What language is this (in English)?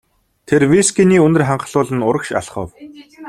Mongolian